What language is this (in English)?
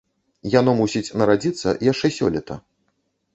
Belarusian